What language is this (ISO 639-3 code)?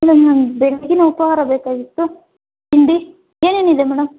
kan